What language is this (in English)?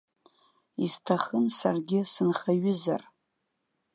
Abkhazian